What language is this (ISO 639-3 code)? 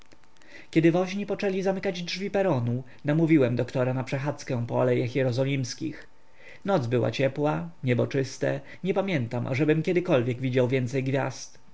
pol